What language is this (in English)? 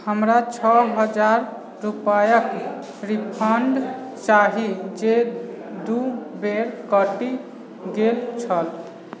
Maithili